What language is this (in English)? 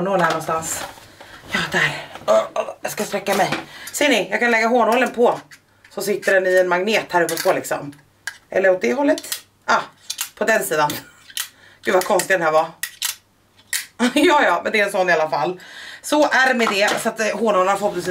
Swedish